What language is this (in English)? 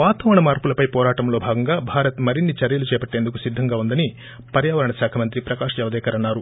Telugu